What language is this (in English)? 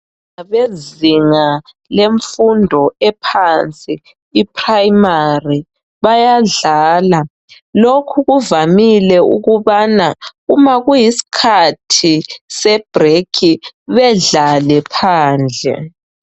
North Ndebele